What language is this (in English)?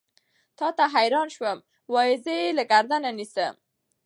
Pashto